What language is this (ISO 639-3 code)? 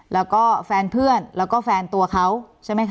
tha